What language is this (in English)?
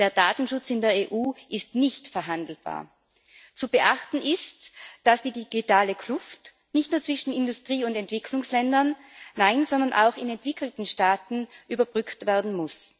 German